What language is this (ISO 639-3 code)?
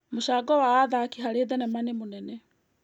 kik